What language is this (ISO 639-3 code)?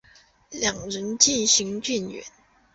zho